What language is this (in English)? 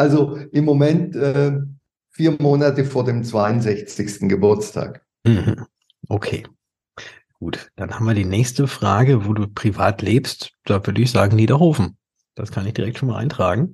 German